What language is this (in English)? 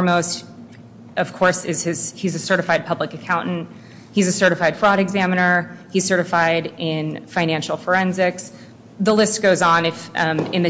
English